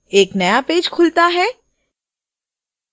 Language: Hindi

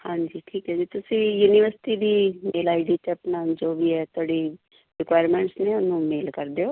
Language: Punjabi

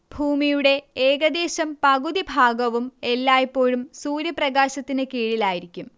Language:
Malayalam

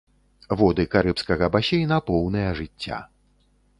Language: Belarusian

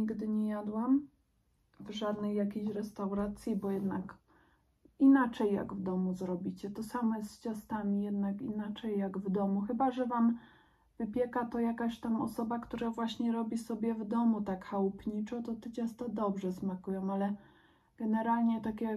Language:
Polish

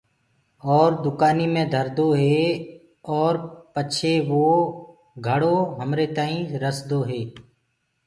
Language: Gurgula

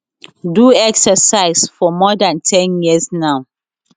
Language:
Nigerian Pidgin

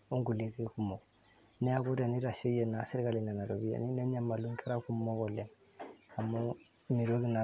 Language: Masai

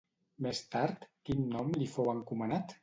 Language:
Catalan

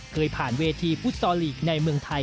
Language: Thai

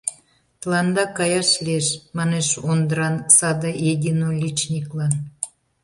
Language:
Mari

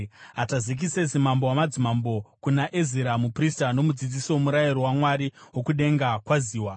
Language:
Shona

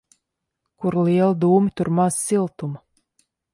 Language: Latvian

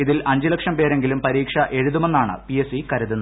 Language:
Malayalam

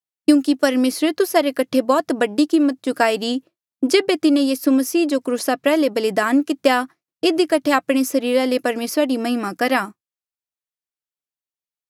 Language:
Mandeali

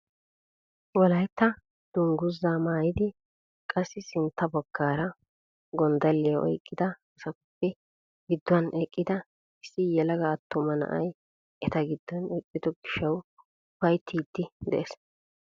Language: Wolaytta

